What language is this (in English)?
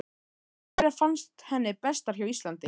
Icelandic